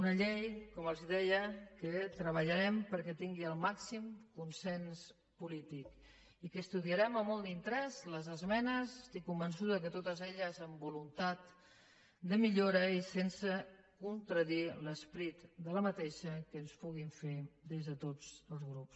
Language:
Catalan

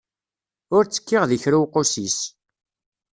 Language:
Kabyle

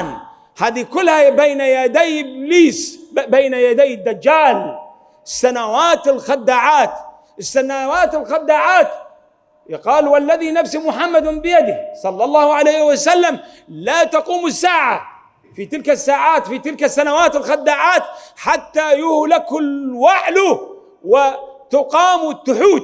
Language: Arabic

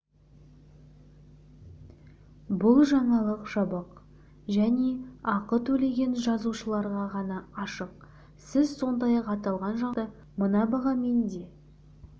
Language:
Kazakh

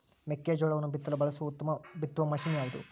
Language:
Kannada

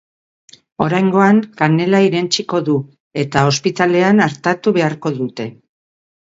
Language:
Basque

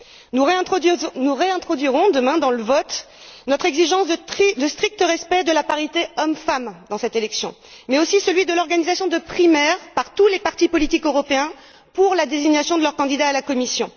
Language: French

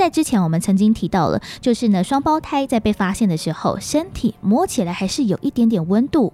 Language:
Chinese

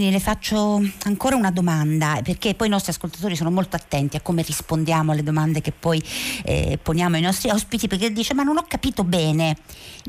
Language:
Italian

